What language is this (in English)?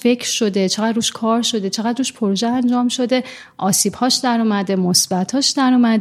Persian